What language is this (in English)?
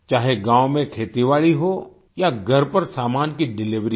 Hindi